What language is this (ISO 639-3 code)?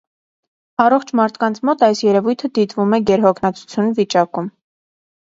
hye